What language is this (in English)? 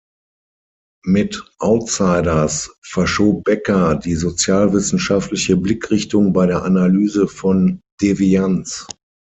German